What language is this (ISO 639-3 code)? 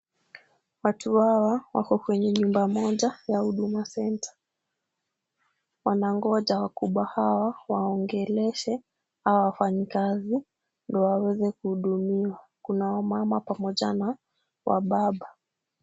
swa